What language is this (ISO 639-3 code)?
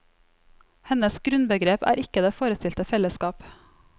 nor